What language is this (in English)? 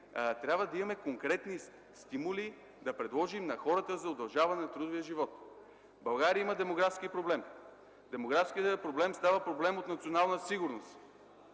Bulgarian